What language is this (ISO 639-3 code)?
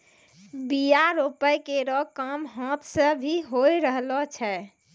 mai